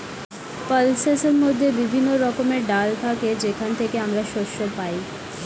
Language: Bangla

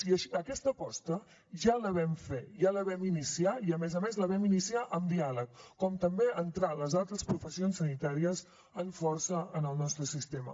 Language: Catalan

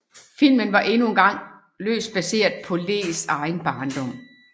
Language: Danish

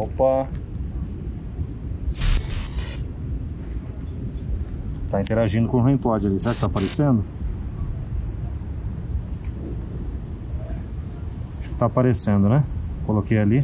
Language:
Portuguese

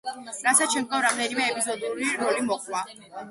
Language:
Georgian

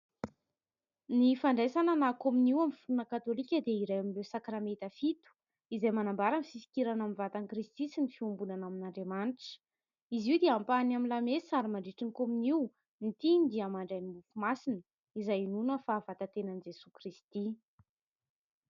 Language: Malagasy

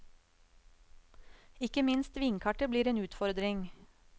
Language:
Norwegian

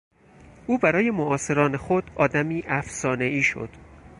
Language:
Persian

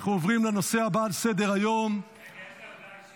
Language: Hebrew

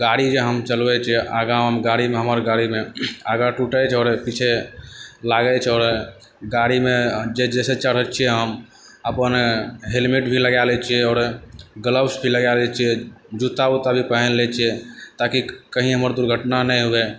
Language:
Maithili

